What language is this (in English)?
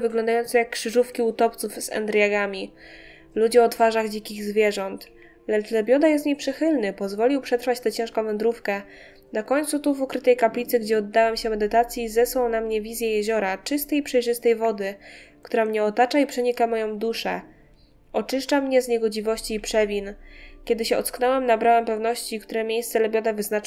Polish